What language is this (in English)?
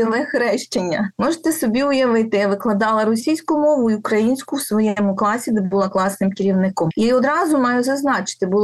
Ukrainian